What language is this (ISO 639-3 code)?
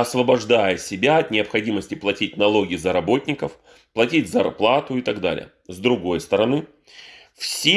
rus